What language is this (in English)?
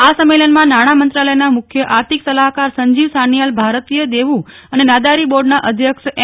Gujarati